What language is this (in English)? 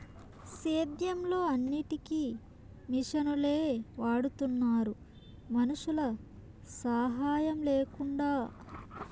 Telugu